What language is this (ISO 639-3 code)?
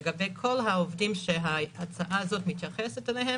heb